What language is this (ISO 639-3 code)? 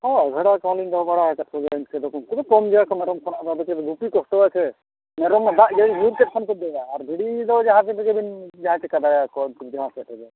sat